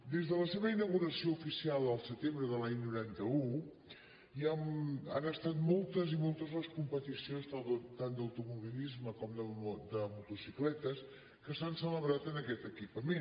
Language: Catalan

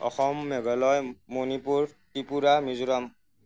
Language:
Assamese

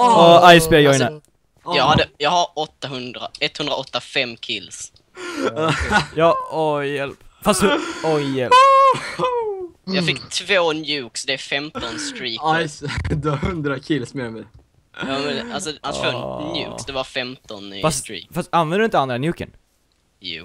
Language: Swedish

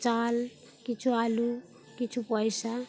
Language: Bangla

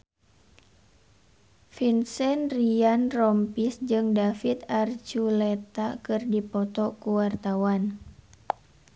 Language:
Sundanese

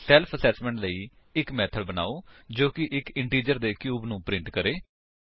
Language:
Punjabi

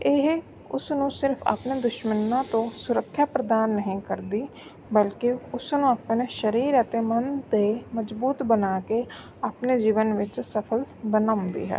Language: Punjabi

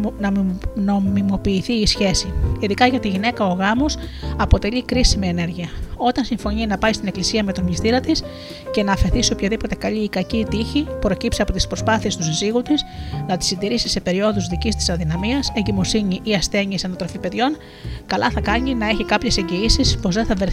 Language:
Greek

